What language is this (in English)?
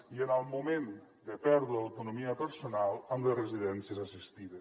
Catalan